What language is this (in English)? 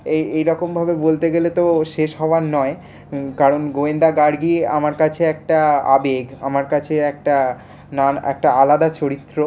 Bangla